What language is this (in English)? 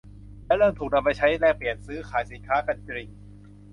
Thai